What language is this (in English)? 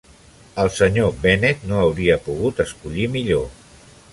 Catalan